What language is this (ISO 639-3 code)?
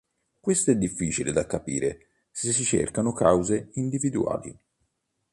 ita